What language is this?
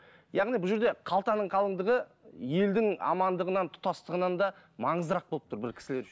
Kazakh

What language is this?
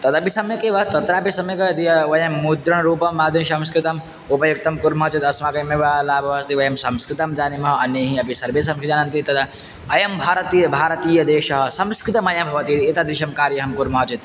Sanskrit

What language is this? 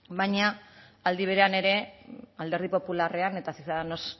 Basque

